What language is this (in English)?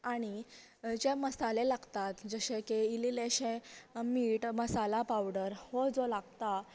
Konkani